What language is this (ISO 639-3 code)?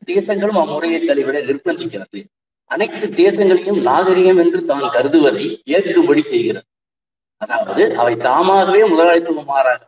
tam